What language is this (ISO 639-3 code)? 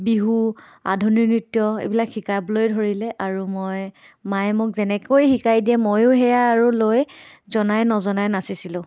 asm